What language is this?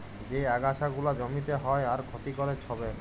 Bangla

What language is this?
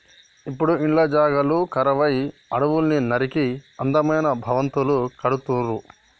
Telugu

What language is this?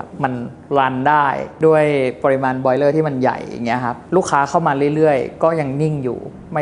Thai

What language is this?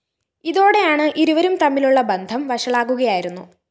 Malayalam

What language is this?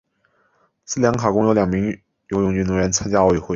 Chinese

